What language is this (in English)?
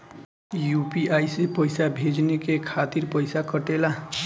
Bhojpuri